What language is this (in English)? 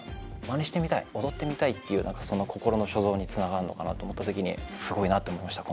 Japanese